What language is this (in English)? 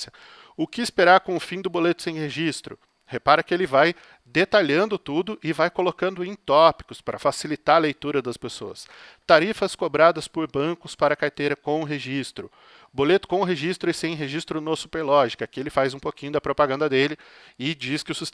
Portuguese